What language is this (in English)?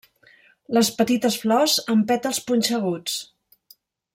Catalan